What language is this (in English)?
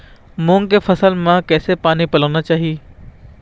Chhattisgarhi